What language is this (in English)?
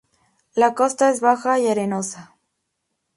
Spanish